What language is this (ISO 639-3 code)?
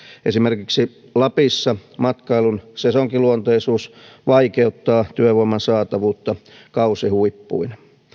fin